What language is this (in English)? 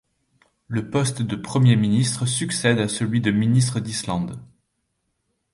French